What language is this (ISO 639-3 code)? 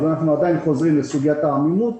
heb